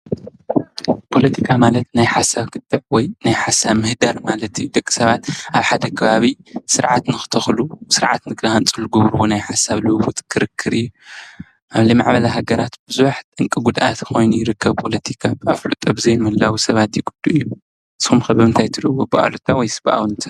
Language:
Tigrinya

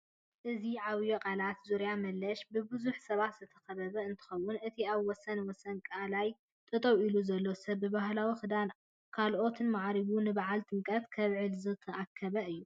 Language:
Tigrinya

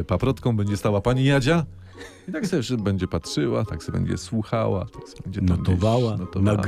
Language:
Polish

